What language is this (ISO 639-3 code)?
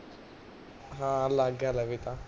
pan